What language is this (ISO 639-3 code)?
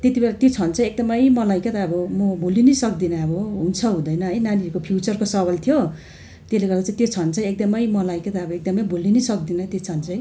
nep